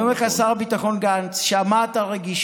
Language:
Hebrew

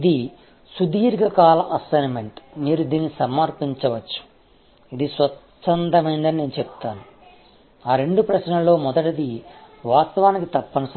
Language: Telugu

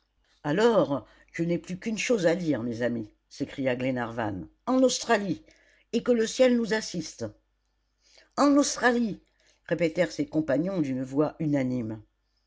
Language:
French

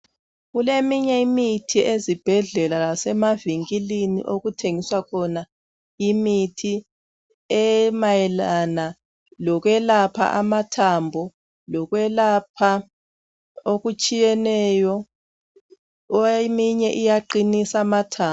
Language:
North Ndebele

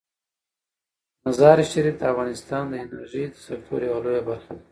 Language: Pashto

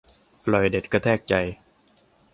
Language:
Thai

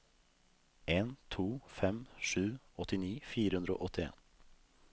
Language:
Norwegian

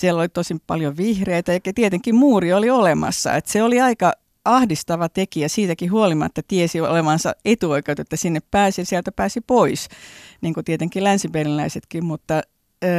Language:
Finnish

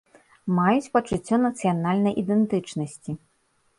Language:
Belarusian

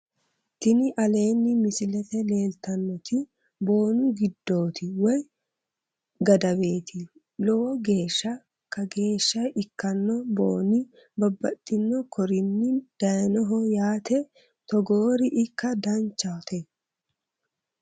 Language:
Sidamo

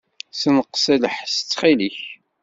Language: Kabyle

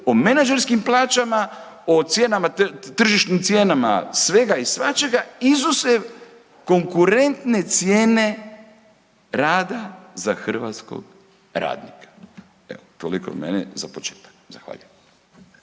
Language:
Croatian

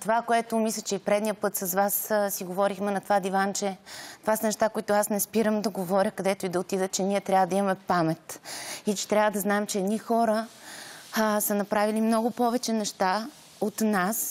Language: Bulgarian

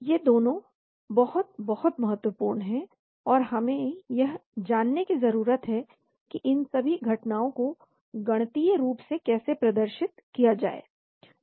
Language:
Hindi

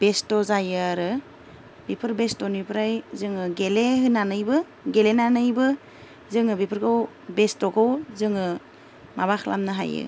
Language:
Bodo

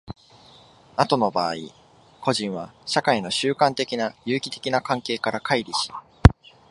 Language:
Japanese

